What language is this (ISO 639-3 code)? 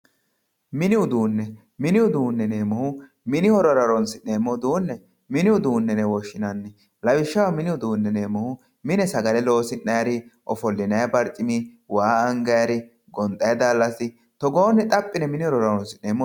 sid